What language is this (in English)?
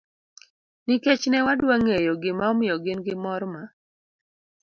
Luo (Kenya and Tanzania)